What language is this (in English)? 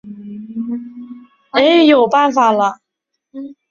Chinese